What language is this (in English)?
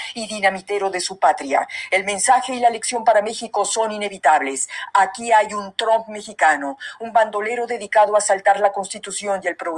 Spanish